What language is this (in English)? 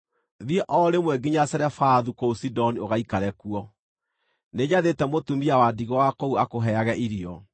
Kikuyu